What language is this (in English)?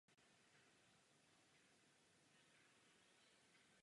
Czech